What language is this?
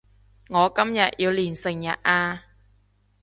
Cantonese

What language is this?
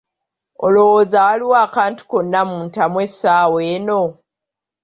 Ganda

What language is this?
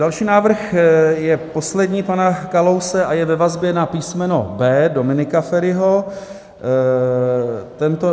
Czech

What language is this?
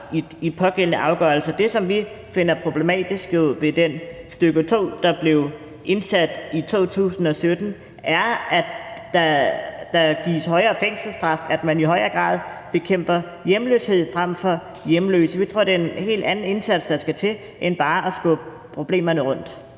Danish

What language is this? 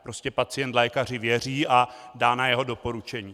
Czech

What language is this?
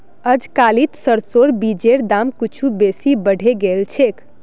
Magahi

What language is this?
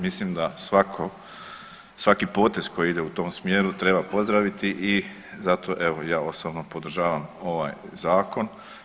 Croatian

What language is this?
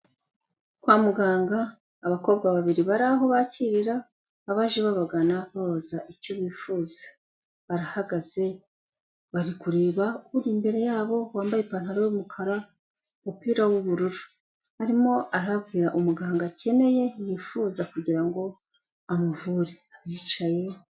Kinyarwanda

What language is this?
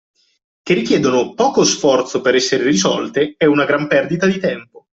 Italian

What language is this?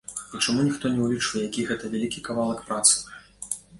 Belarusian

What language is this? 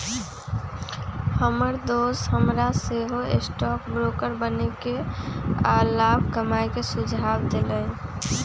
Magahi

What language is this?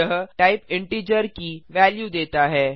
Hindi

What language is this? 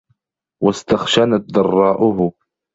Arabic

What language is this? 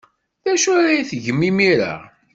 Kabyle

